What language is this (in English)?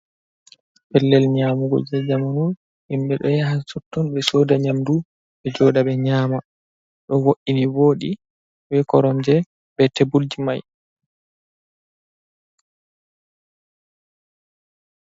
Fula